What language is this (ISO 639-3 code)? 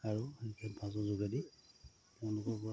asm